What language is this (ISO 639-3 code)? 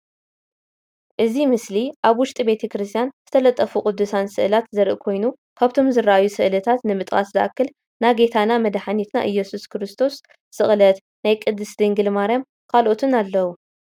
tir